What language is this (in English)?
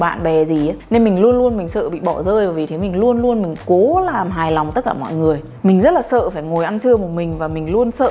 Vietnamese